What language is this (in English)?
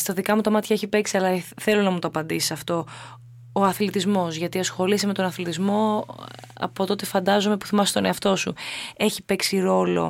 Greek